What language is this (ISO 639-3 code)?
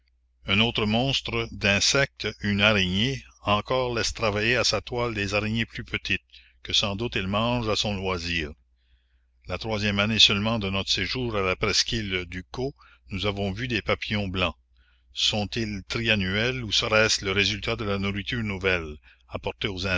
fra